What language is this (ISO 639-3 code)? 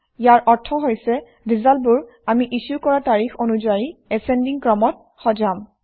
asm